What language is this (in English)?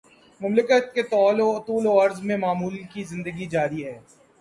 Urdu